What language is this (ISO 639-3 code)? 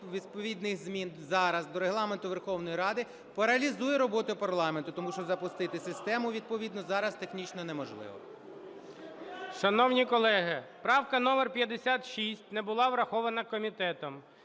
ukr